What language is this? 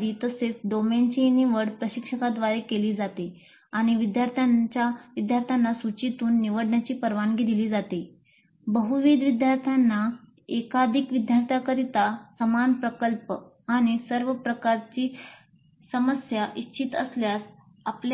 Marathi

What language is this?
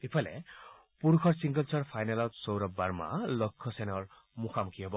Assamese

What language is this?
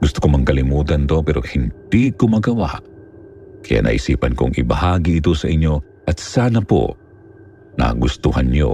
Filipino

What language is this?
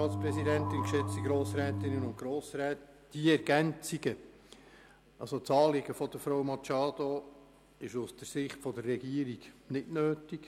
Swiss German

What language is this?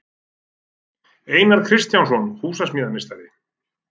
Icelandic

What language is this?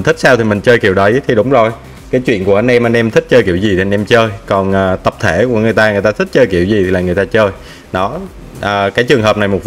Vietnamese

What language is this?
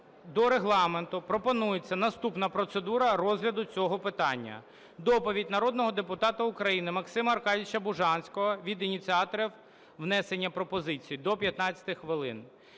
Ukrainian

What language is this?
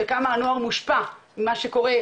Hebrew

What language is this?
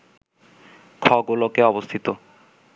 Bangla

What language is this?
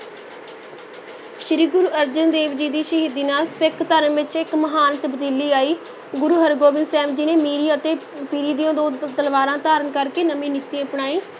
Punjabi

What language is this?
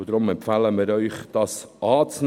Swiss German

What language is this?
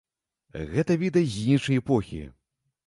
Belarusian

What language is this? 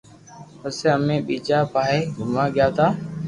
Loarki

